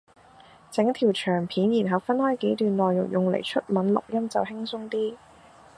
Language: Cantonese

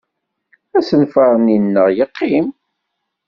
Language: Kabyle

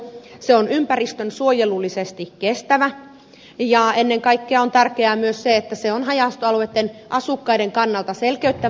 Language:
Finnish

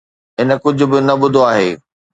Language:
Sindhi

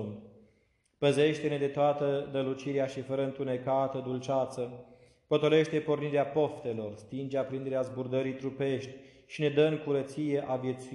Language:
Romanian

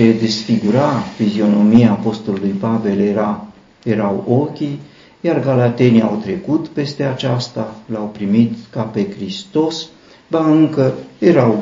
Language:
Romanian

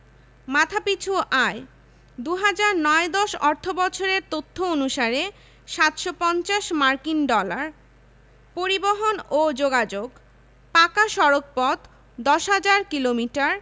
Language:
Bangla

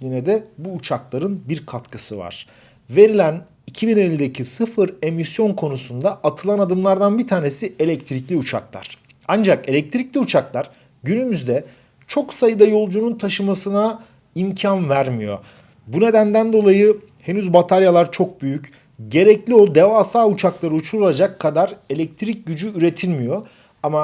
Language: Turkish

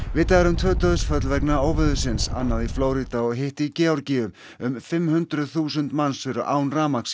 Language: Icelandic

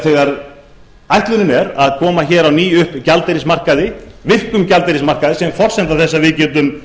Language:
Icelandic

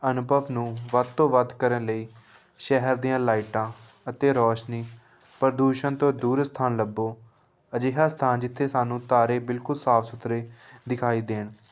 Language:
Punjabi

